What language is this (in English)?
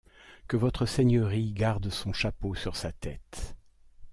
French